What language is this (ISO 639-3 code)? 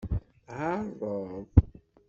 kab